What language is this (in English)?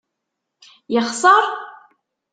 Kabyle